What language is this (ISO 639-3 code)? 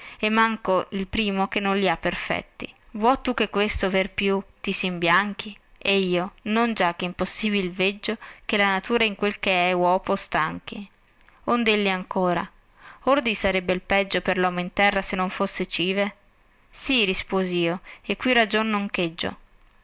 ita